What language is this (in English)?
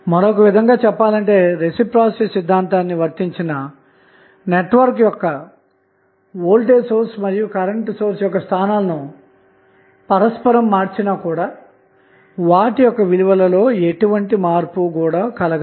Telugu